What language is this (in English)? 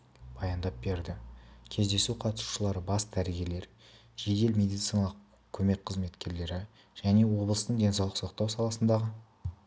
Kazakh